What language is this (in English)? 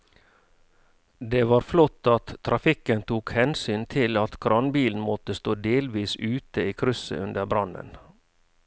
Norwegian